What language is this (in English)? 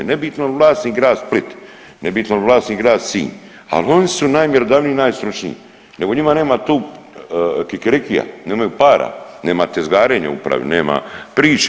Croatian